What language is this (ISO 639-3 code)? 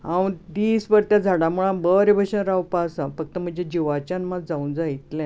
kok